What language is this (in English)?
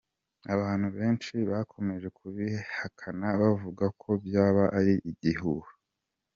Kinyarwanda